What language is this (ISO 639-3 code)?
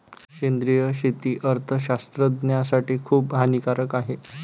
mar